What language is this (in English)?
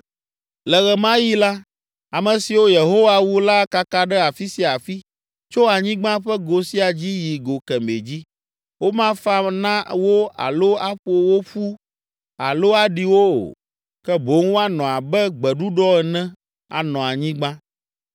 Ewe